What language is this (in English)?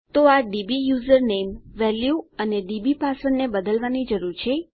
Gujarati